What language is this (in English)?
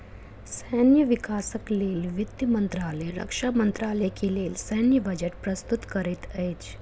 Maithili